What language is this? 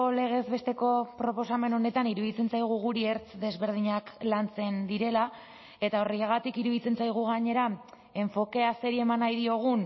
Basque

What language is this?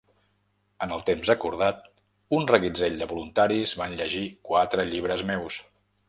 Catalan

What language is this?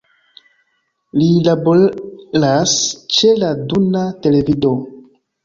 Esperanto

